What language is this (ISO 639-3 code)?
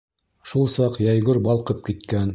bak